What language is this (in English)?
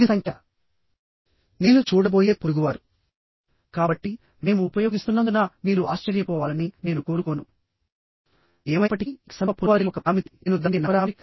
Telugu